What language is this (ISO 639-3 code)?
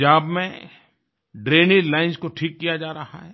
hin